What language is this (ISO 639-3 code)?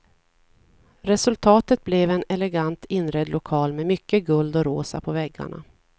swe